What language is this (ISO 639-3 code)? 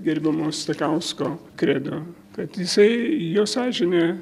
lit